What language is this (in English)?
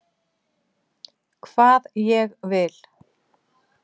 Icelandic